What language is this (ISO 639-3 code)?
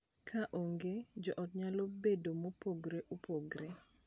luo